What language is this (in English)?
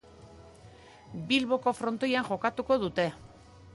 Basque